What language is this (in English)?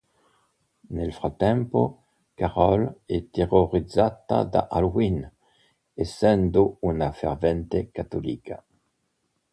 Italian